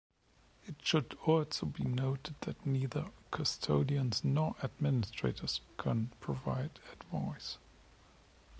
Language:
English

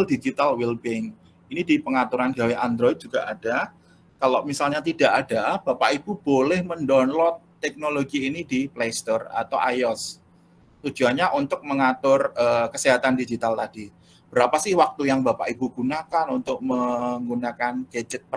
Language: Indonesian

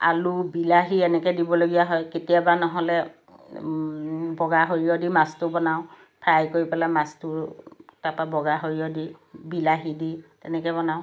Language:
Assamese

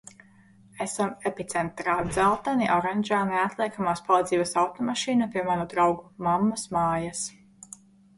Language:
Latvian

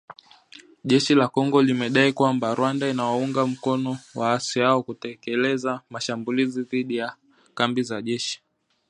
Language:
Swahili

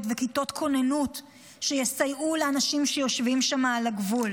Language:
Hebrew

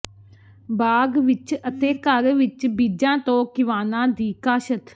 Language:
Punjabi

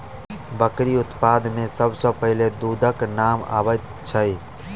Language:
Maithili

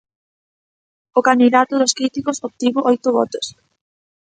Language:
Galician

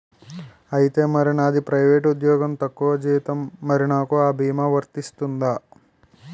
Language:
Telugu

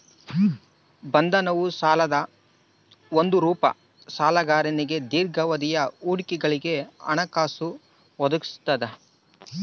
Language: Kannada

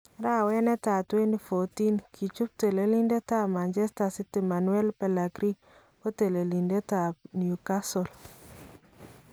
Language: Kalenjin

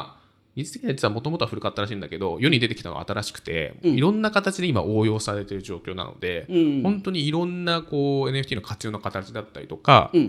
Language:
Japanese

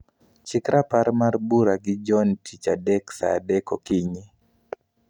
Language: Luo (Kenya and Tanzania)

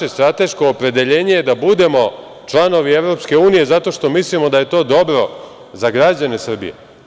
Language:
Serbian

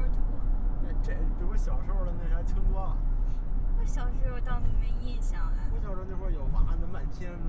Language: Chinese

